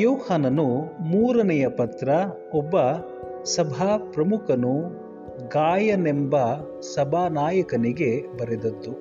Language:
Kannada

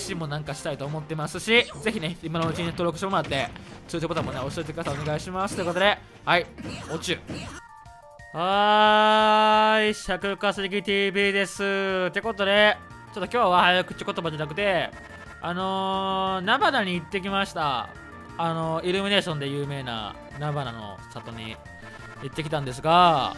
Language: Japanese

